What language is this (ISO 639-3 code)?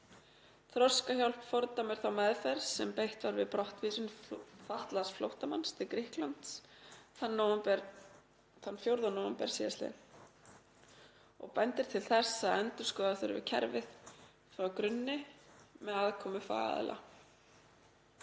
isl